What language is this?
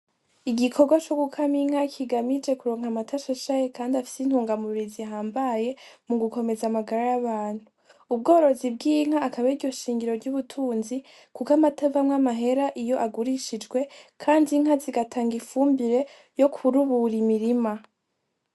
Rundi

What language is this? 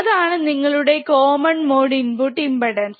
Malayalam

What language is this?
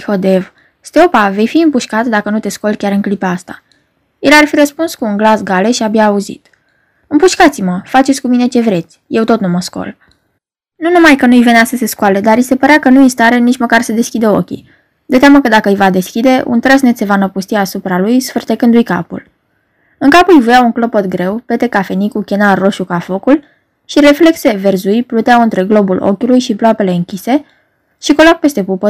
Romanian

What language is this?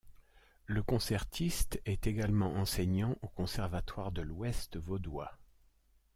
French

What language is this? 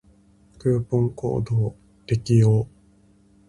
Japanese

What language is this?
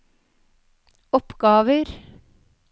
Norwegian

